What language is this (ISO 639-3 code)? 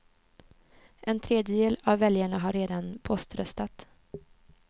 swe